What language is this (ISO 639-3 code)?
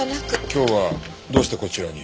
jpn